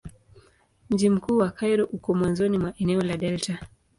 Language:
Swahili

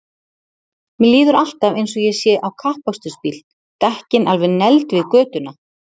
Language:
Icelandic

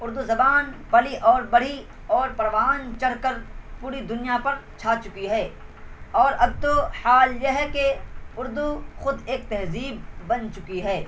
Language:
Urdu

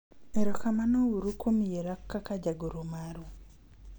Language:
Luo (Kenya and Tanzania)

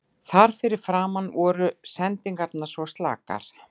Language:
Icelandic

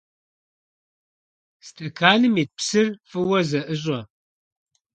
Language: Kabardian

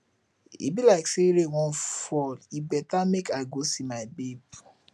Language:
Nigerian Pidgin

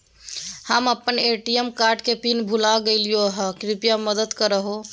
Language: Magahi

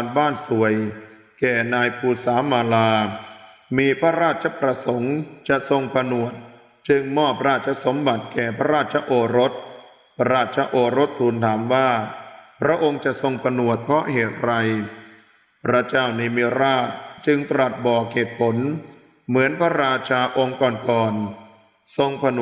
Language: Thai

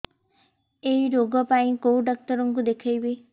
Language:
Odia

